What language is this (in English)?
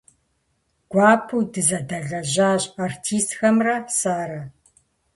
Kabardian